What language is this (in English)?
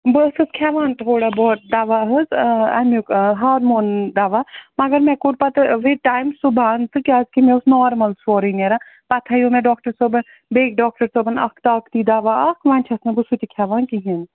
Kashmiri